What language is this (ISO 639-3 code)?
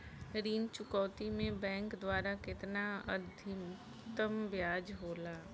bho